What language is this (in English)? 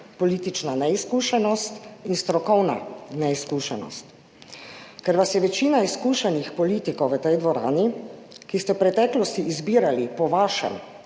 Slovenian